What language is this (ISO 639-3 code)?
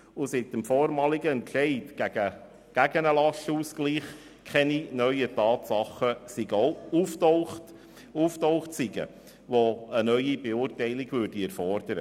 gsw